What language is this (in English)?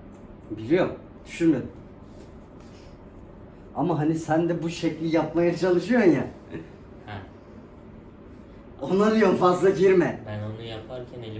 Turkish